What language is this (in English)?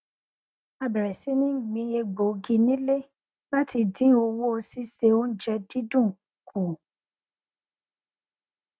Yoruba